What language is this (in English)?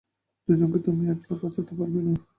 Bangla